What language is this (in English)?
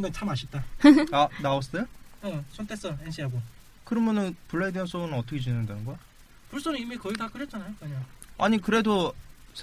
Korean